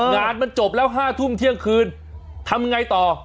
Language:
Thai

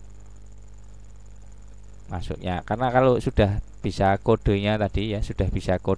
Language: Indonesian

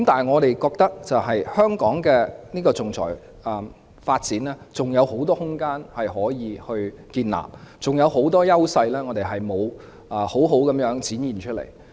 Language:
Cantonese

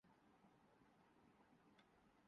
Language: Urdu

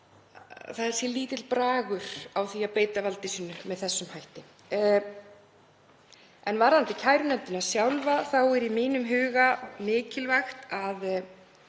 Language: Icelandic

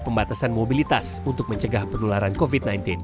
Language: Indonesian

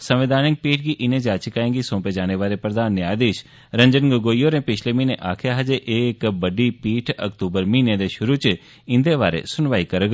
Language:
Dogri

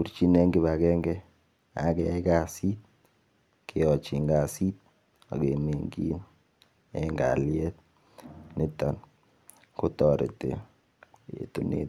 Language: Kalenjin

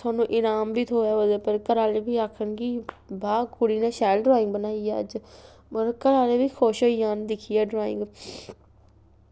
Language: Dogri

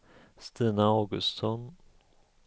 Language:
Swedish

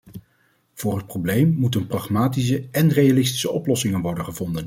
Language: Dutch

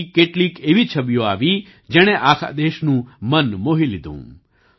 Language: Gujarati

